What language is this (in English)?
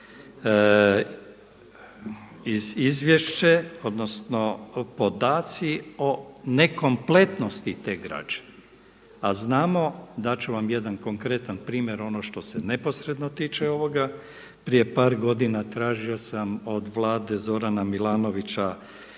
Croatian